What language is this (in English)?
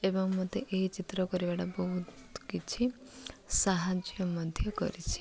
Odia